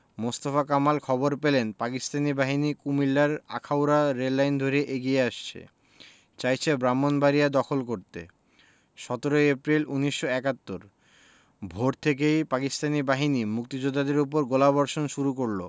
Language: Bangla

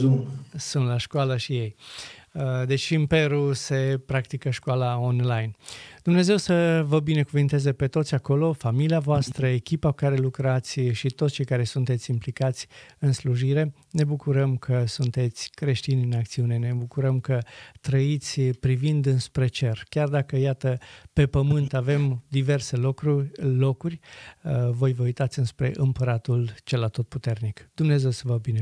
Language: Romanian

